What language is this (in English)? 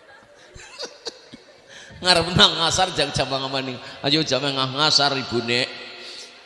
Indonesian